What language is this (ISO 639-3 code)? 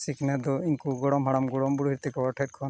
sat